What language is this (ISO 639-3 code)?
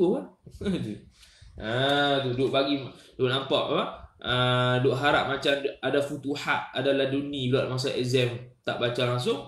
msa